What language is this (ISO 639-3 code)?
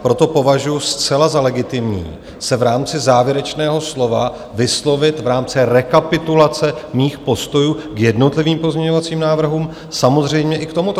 ces